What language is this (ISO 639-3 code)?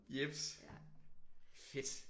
dan